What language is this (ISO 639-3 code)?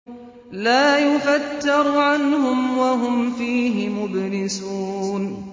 ara